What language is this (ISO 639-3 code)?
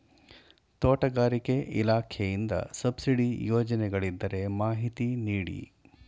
kan